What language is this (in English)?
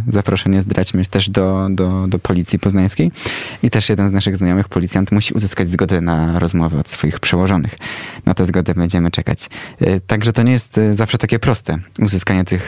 Polish